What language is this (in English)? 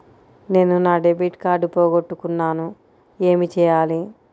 Telugu